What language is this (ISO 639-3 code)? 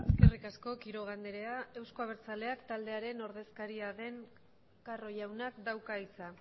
eus